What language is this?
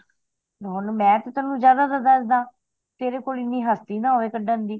Punjabi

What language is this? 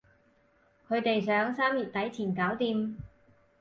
Cantonese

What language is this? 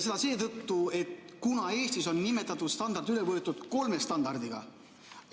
Estonian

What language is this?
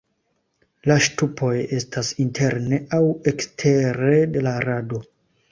Esperanto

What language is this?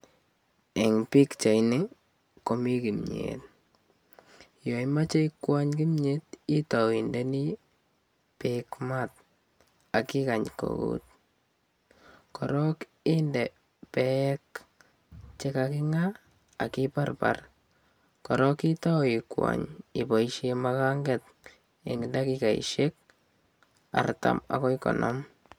Kalenjin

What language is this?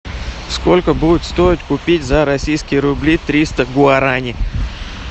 Russian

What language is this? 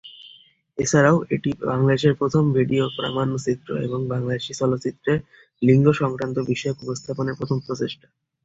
Bangla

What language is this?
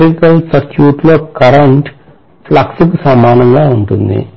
Telugu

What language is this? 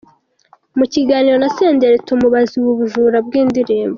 Kinyarwanda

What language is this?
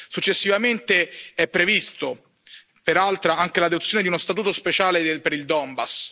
Italian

